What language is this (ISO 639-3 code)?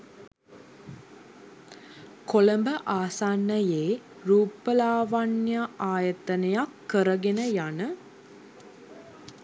sin